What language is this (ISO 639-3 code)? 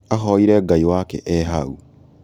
kik